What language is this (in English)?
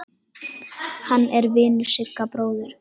Icelandic